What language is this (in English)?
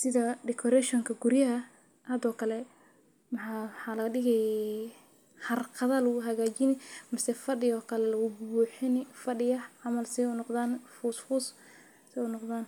Somali